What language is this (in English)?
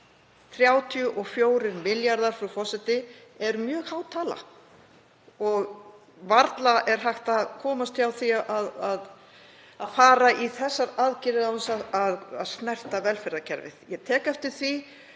Icelandic